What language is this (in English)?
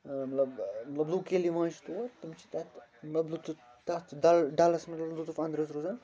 Kashmiri